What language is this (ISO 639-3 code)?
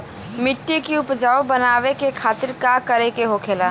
bho